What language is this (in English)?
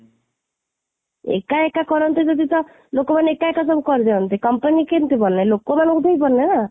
Odia